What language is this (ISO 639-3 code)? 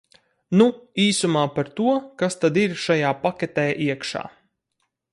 lav